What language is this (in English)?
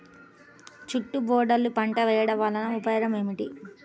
Telugu